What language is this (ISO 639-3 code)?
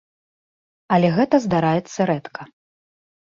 bel